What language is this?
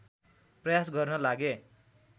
Nepali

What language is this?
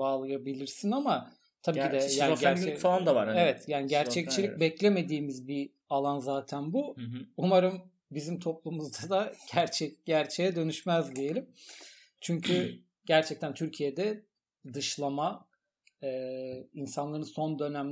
Turkish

